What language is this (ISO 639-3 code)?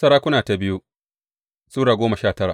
hau